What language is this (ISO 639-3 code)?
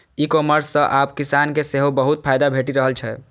mai